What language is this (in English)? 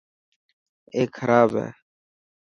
Dhatki